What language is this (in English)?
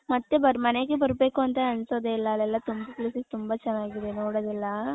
Kannada